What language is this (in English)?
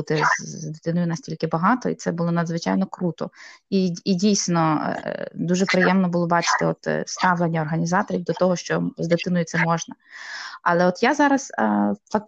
Ukrainian